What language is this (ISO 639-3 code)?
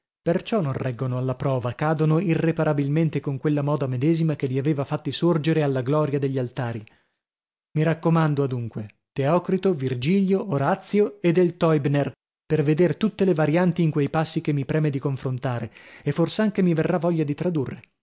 ita